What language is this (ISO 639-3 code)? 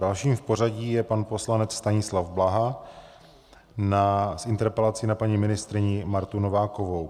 ces